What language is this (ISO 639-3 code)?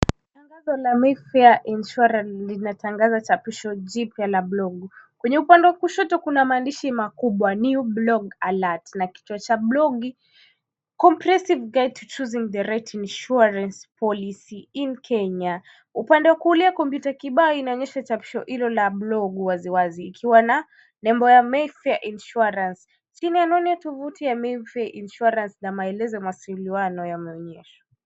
swa